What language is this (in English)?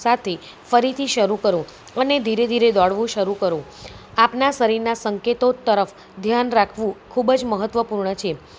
Gujarati